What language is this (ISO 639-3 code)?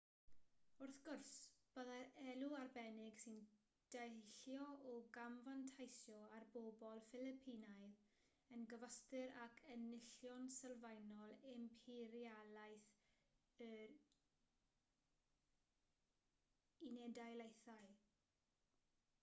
cym